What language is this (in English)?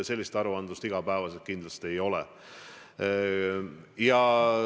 Estonian